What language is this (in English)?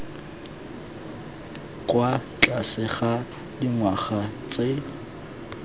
Tswana